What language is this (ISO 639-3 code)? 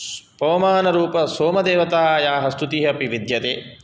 san